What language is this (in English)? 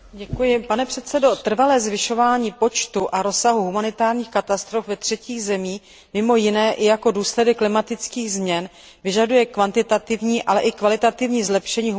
Czech